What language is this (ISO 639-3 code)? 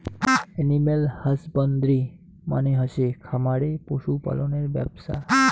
ben